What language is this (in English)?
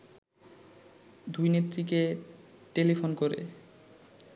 Bangla